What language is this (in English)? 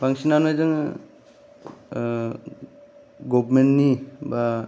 Bodo